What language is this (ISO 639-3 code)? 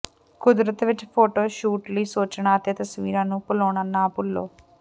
pan